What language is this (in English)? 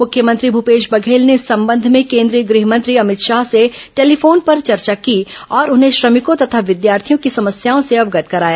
Hindi